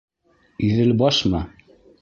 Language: Bashkir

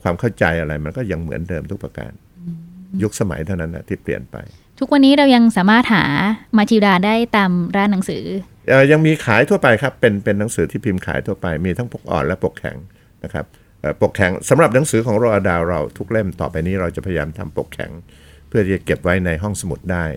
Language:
Thai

